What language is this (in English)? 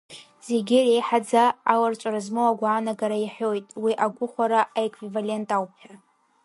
Abkhazian